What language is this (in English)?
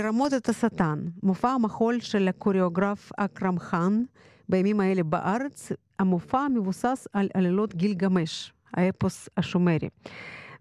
Hebrew